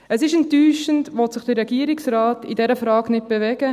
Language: Swiss German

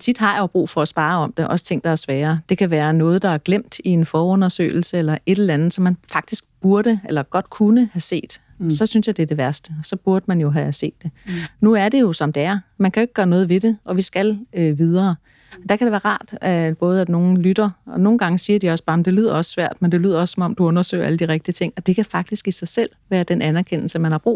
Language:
Danish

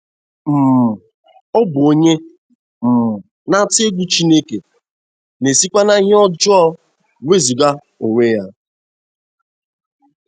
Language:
Igbo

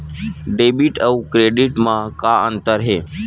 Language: Chhattisgarhi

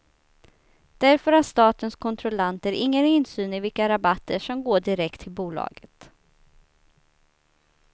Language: Swedish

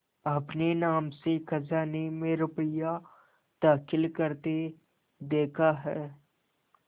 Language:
Hindi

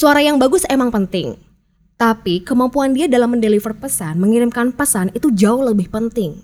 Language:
Indonesian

